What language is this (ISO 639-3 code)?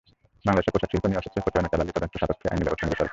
ben